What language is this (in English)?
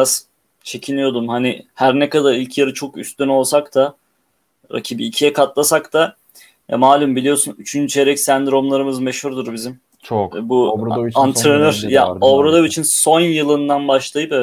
Turkish